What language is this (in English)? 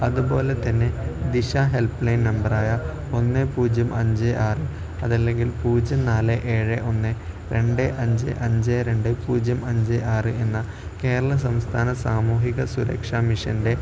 Malayalam